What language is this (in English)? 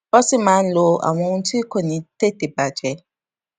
Yoruba